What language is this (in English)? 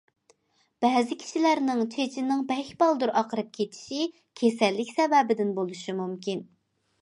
Uyghur